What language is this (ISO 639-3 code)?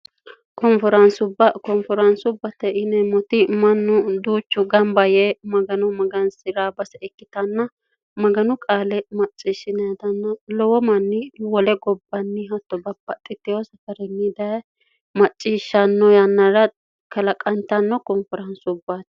sid